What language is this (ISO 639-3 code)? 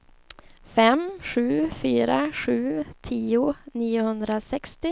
swe